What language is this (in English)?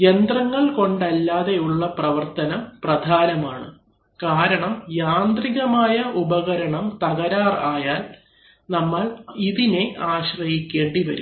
Malayalam